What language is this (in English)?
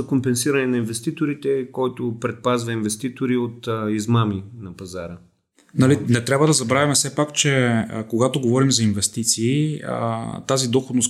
Bulgarian